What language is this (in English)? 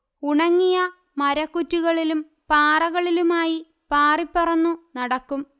Malayalam